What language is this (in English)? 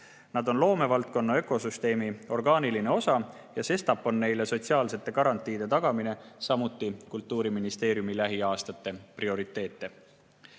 Estonian